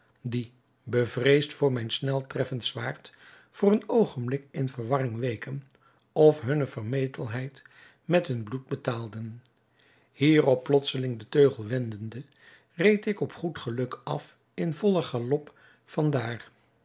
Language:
Dutch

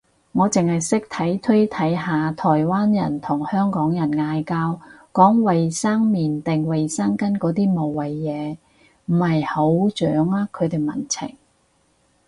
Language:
Cantonese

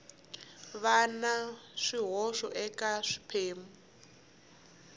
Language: Tsonga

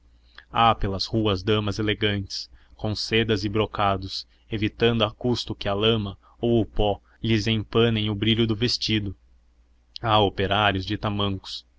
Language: Portuguese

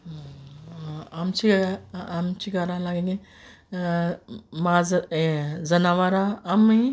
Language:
Konkani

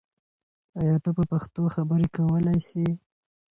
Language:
Pashto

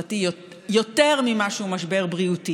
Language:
Hebrew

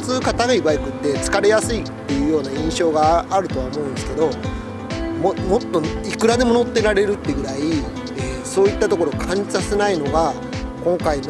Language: Japanese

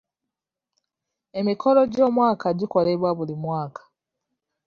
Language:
Ganda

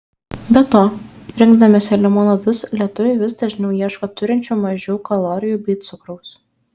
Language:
Lithuanian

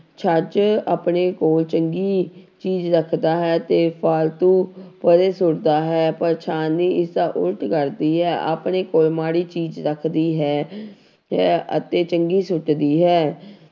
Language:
Punjabi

